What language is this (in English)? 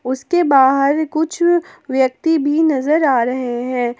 Hindi